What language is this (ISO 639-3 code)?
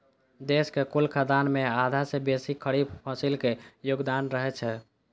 mai